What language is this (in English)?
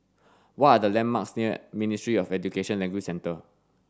English